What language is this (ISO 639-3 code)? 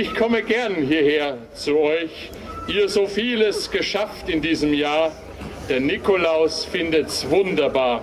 deu